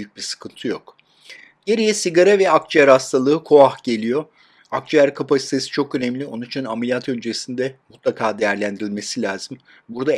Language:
Turkish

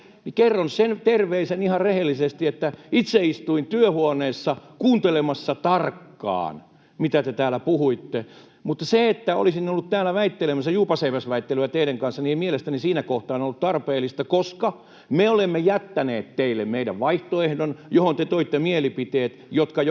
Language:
Finnish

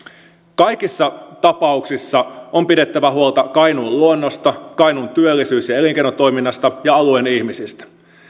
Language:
Finnish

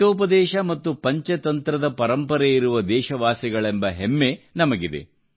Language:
Kannada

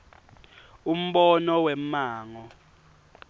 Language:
Swati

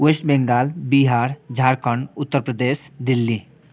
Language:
Nepali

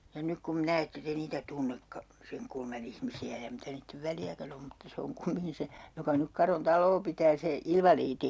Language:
Finnish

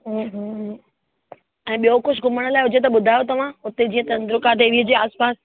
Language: Sindhi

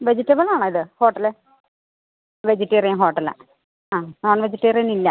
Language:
Malayalam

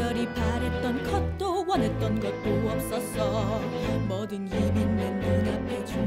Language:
Korean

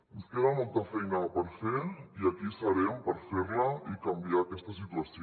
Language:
Catalan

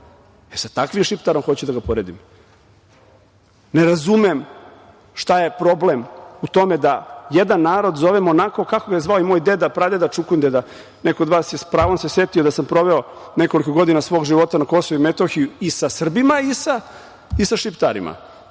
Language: Serbian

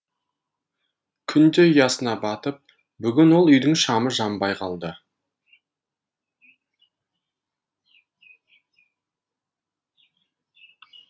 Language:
Kazakh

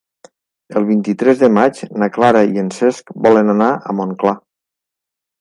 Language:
Catalan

